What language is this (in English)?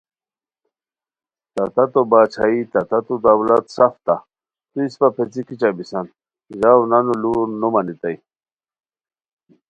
Khowar